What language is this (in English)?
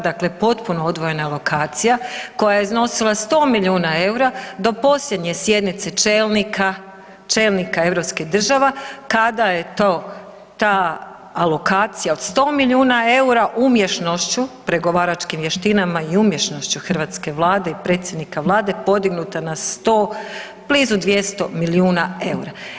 Croatian